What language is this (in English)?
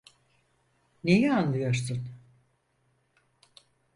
Turkish